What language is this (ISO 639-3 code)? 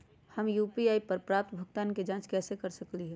mag